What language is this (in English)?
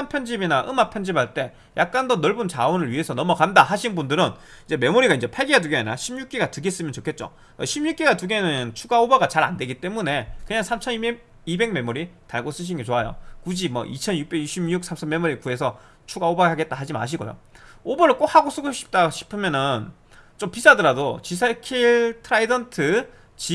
Korean